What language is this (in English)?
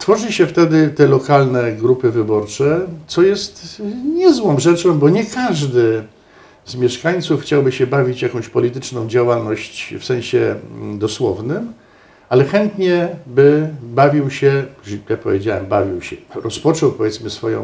Polish